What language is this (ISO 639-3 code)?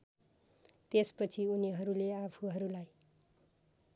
nep